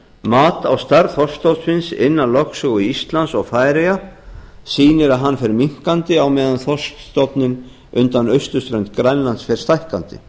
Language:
Icelandic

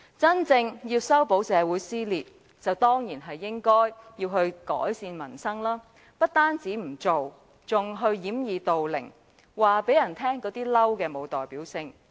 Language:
Cantonese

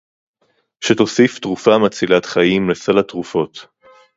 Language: Hebrew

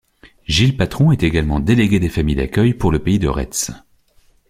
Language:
French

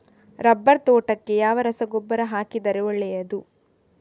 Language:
Kannada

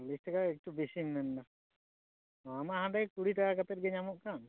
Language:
Santali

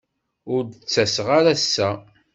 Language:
Kabyle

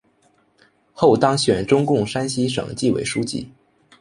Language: Chinese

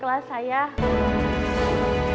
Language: Indonesian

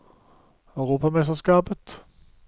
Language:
Norwegian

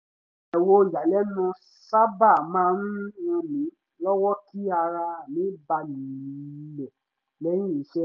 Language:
Yoruba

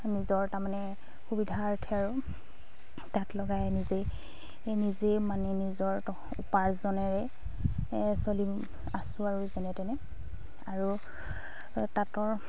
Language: Assamese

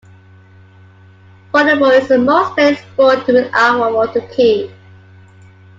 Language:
English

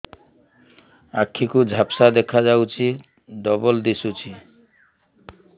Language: Odia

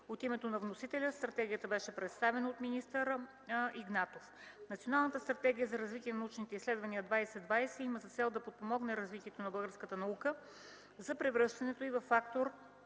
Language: Bulgarian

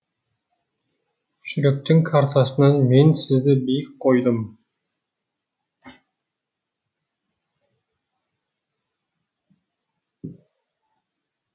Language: Kazakh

